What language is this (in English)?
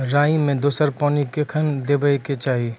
Maithili